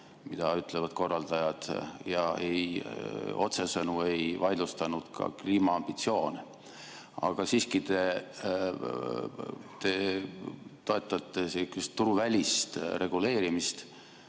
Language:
Estonian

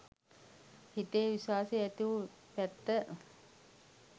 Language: Sinhala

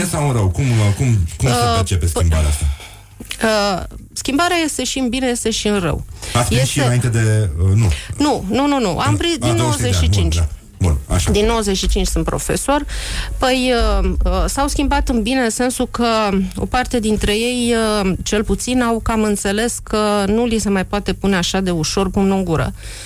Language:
Romanian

